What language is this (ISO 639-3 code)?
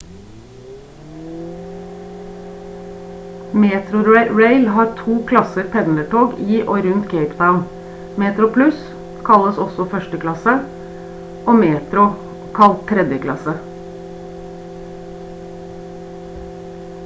nob